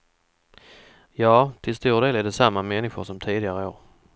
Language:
Swedish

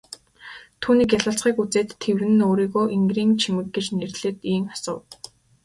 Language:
Mongolian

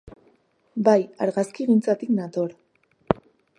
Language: Basque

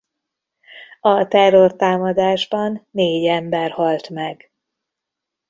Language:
Hungarian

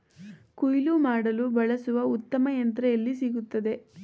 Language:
Kannada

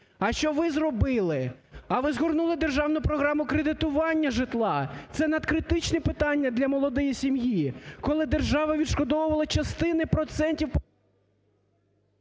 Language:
Ukrainian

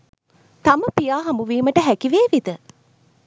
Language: Sinhala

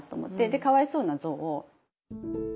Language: Japanese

